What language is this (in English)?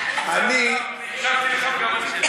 Hebrew